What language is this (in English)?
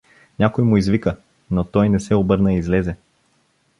Bulgarian